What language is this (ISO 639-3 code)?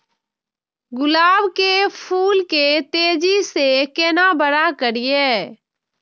mai